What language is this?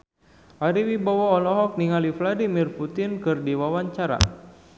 Sundanese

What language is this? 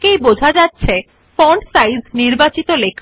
Bangla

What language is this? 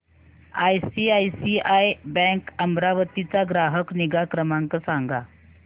Marathi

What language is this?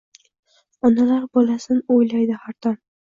Uzbek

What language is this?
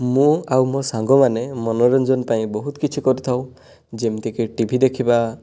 Odia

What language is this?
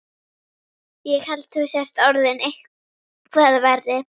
Icelandic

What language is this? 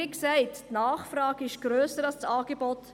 Swiss German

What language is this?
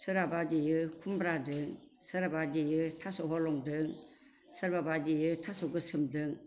Bodo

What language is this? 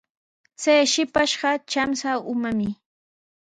Sihuas Ancash Quechua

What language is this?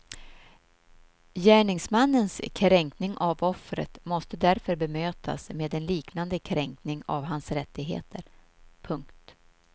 Swedish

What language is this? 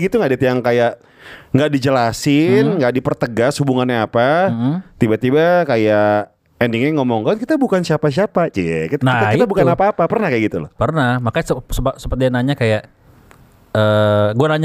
Indonesian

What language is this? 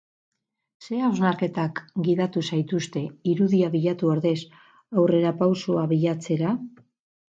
Basque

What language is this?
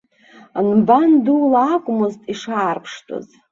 Abkhazian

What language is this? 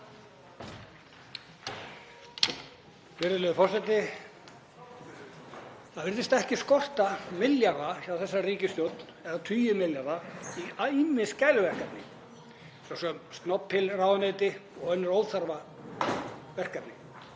Icelandic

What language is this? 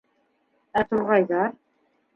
Bashkir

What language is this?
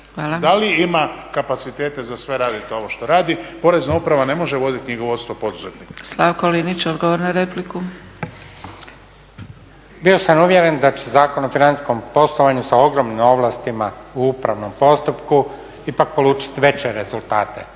Croatian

